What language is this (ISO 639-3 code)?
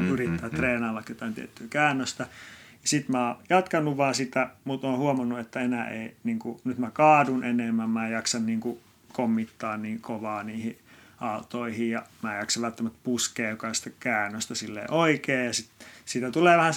fin